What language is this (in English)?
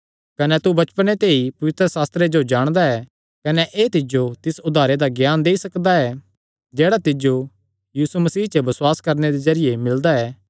Kangri